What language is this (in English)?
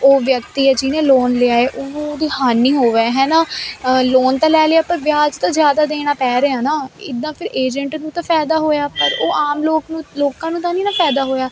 Punjabi